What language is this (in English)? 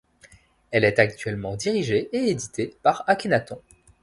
French